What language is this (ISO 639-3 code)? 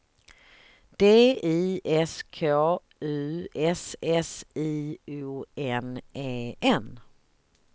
swe